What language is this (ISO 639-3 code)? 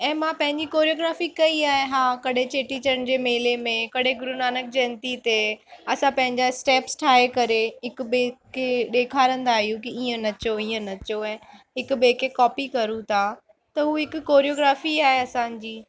snd